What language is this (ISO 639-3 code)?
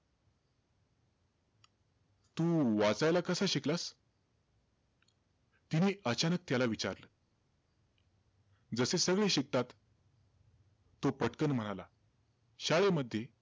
mar